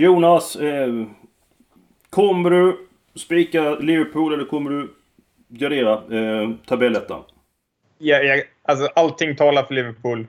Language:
Swedish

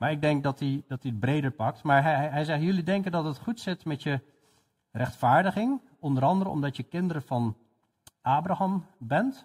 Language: Dutch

